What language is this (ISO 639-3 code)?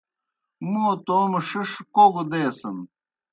plk